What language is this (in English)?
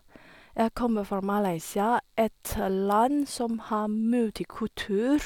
Norwegian